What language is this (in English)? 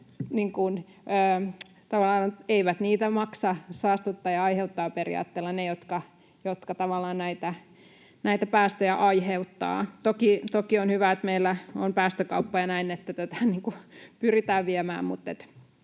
Finnish